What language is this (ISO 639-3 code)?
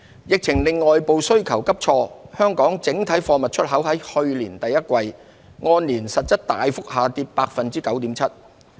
yue